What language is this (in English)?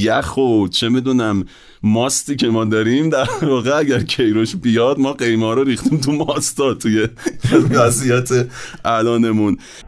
Persian